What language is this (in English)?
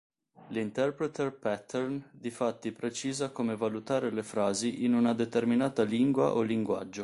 Italian